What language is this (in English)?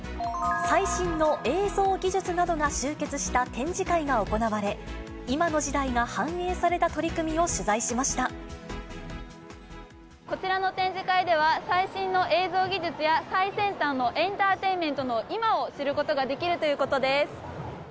Japanese